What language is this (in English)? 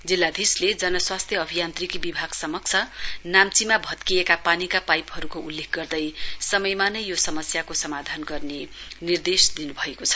Nepali